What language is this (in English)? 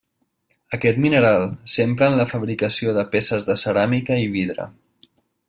Catalan